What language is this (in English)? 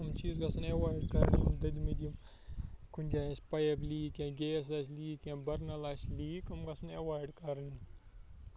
Kashmiri